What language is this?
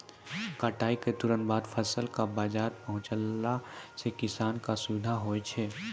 Maithili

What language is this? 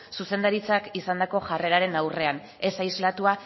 Basque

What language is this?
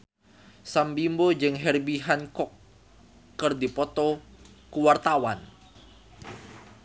Sundanese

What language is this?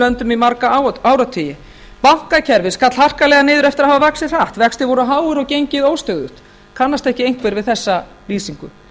Icelandic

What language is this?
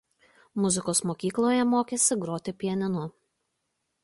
Lithuanian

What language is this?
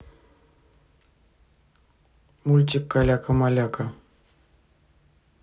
Russian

